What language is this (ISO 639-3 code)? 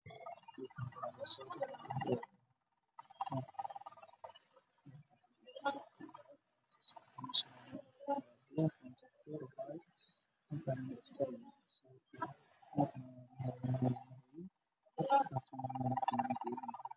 som